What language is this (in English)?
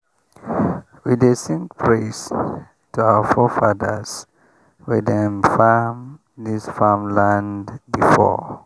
Nigerian Pidgin